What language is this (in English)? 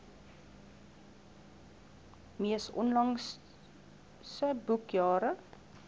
Afrikaans